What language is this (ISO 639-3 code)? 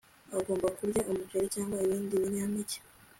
kin